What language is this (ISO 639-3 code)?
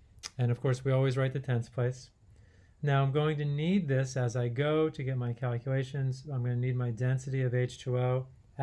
eng